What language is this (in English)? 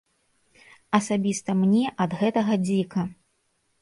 Belarusian